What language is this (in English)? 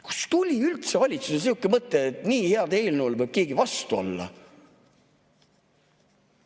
Estonian